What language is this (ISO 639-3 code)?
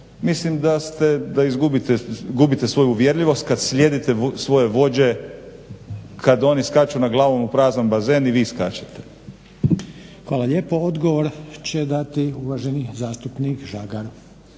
hrv